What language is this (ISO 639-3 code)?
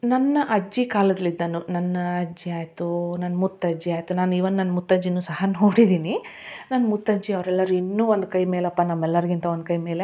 kan